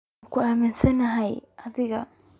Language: Somali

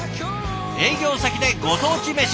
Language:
Japanese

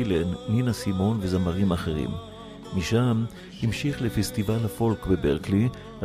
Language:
Hebrew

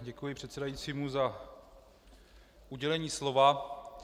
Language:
Czech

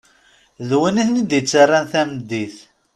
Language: Kabyle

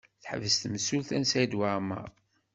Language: Kabyle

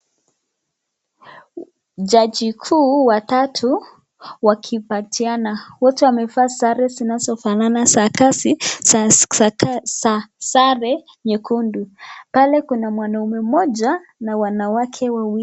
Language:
Swahili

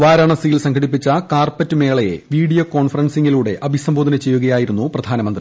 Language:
Malayalam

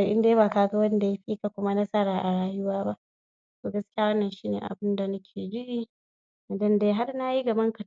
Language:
Hausa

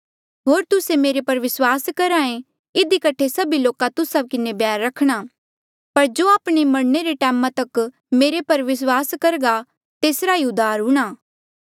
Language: Mandeali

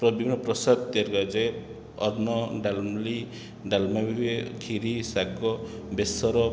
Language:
Odia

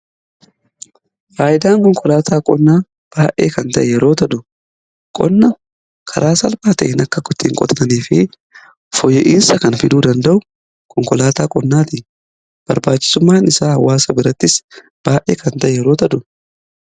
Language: Oromo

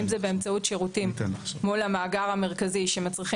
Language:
Hebrew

